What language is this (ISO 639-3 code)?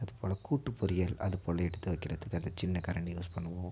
tam